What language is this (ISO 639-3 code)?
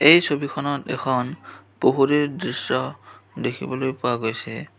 asm